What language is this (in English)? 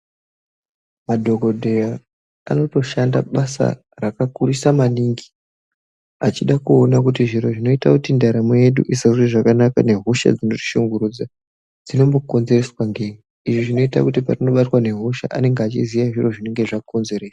Ndau